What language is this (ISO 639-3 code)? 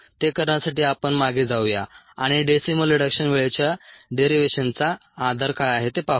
mar